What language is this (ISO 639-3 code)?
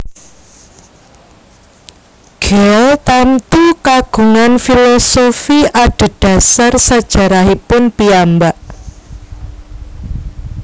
jav